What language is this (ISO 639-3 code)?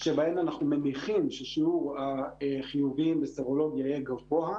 heb